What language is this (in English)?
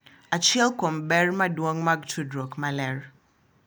Luo (Kenya and Tanzania)